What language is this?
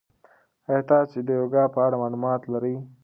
Pashto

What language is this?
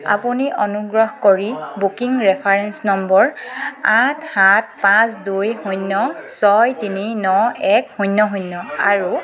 Assamese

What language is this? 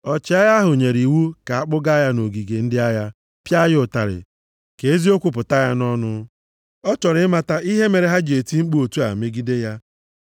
Igbo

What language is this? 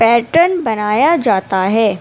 Urdu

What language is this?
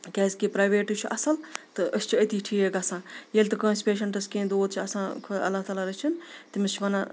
Kashmiri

